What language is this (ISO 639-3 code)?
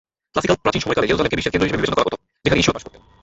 ben